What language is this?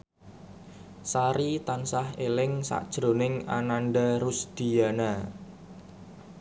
Javanese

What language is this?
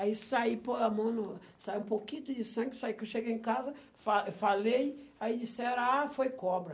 Portuguese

